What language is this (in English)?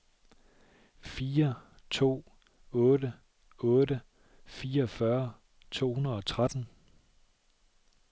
Danish